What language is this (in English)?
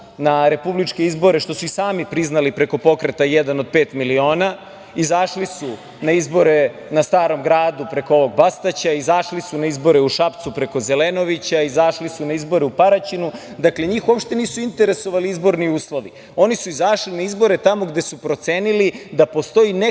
Serbian